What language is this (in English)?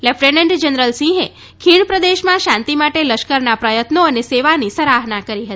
Gujarati